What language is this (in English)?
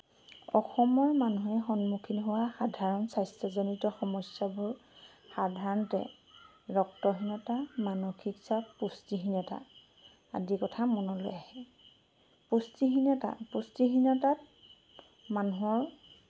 Assamese